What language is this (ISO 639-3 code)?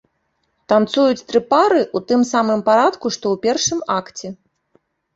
bel